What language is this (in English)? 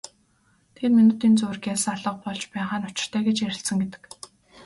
Mongolian